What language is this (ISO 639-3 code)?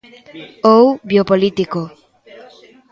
glg